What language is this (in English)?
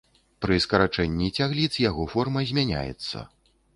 Belarusian